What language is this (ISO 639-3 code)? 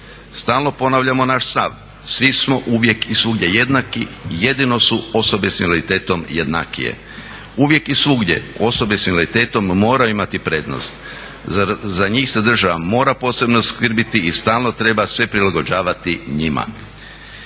hrv